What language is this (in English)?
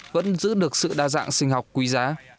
Vietnamese